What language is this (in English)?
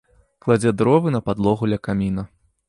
Belarusian